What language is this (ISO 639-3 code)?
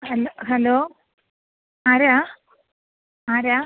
mal